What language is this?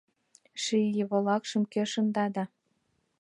Mari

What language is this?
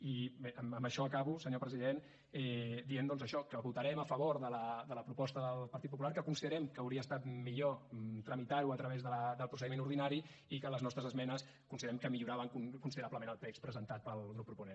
Catalan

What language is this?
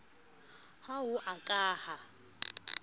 Southern Sotho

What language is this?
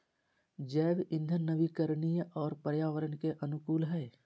Magahi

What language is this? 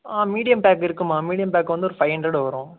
Tamil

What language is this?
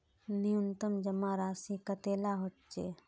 Magahi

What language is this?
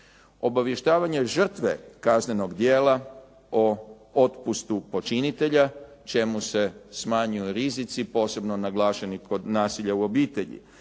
Croatian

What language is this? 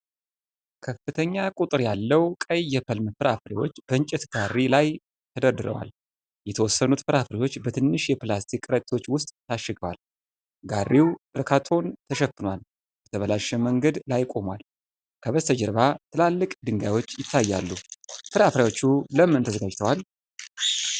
Amharic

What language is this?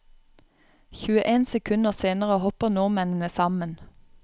Norwegian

